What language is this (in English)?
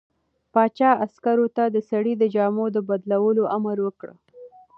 Pashto